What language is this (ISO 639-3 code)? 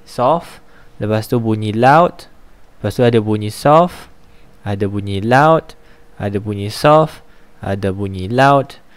msa